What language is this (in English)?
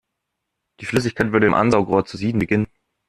German